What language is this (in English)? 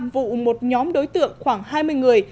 Vietnamese